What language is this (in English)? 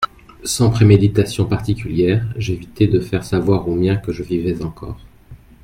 French